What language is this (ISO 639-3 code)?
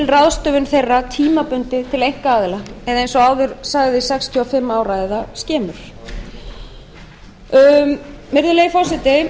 isl